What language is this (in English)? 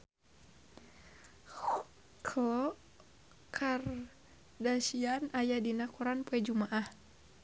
Sundanese